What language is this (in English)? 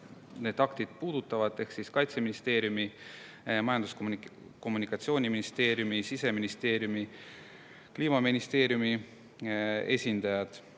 Estonian